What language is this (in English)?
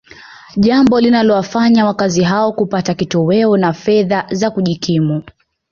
Swahili